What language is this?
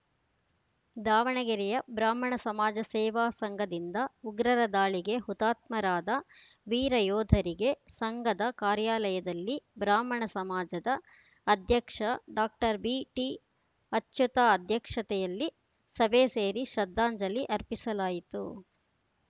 Kannada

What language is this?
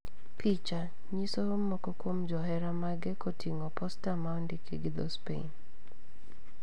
Luo (Kenya and Tanzania)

